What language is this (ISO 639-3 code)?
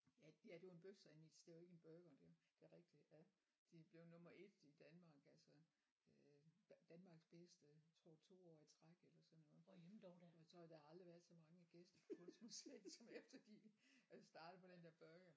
dan